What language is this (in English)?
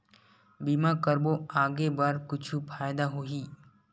Chhattisgarhi